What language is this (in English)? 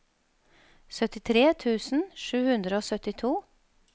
Norwegian